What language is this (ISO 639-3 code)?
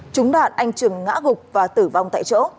vie